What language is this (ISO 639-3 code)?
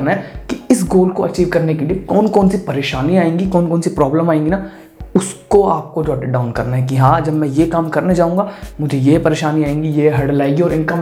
hin